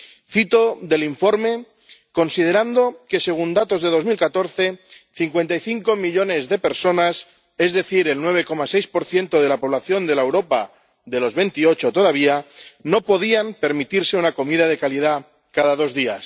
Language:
Spanish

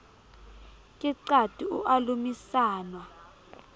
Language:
Southern Sotho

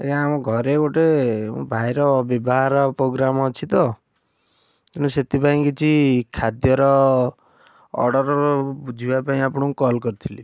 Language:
Odia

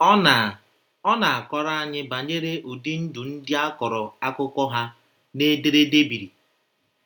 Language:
Igbo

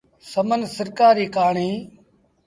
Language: Sindhi Bhil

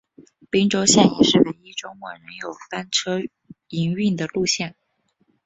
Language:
Chinese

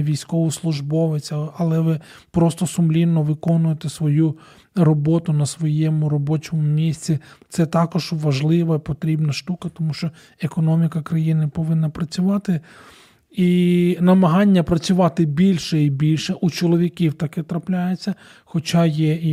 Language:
Ukrainian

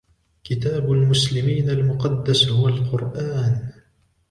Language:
Arabic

